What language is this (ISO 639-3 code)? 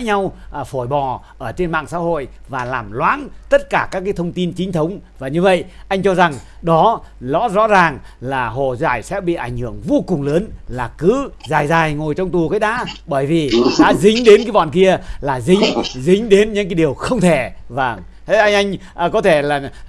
vie